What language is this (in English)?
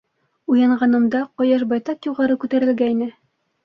Bashkir